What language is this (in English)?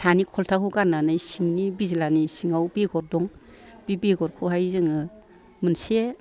Bodo